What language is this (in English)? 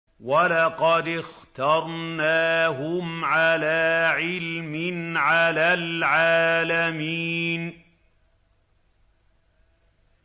Arabic